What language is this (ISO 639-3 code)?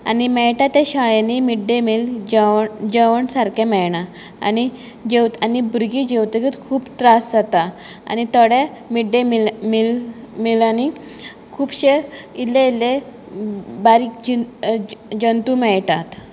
kok